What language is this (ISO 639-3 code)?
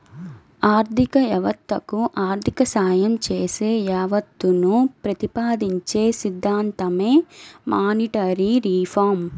tel